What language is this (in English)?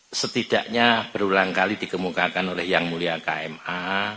Indonesian